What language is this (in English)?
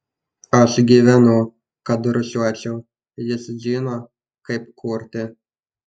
Lithuanian